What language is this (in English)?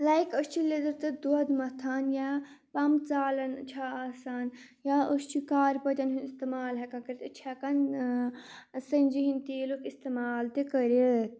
Kashmiri